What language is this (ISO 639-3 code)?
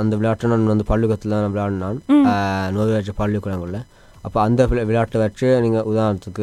tam